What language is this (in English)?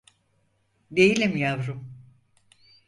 Turkish